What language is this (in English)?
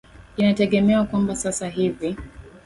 Swahili